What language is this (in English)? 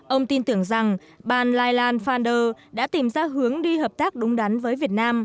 Vietnamese